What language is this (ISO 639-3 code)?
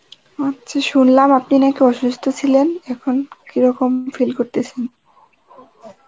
ben